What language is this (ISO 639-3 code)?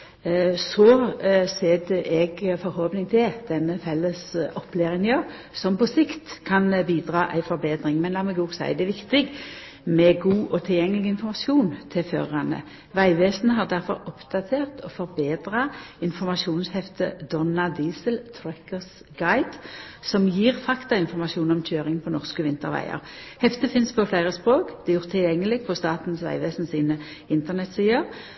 nno